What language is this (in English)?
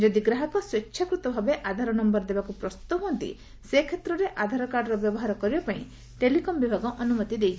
Odia